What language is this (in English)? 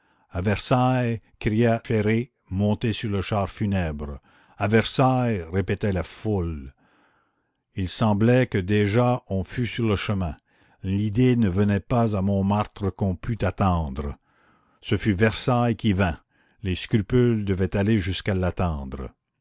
French